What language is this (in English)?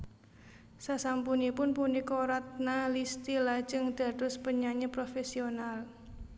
Javanese